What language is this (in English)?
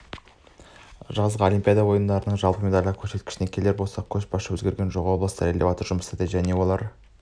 Kazakh